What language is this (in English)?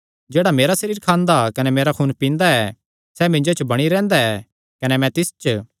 Kangri